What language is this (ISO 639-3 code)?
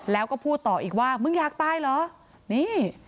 tha